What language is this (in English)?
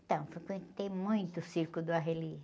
Portuguese